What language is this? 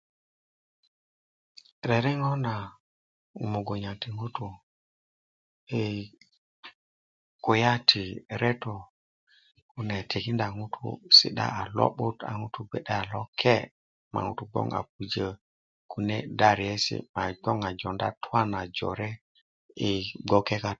Kuku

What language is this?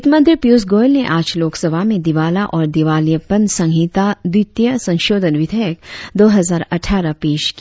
Hindi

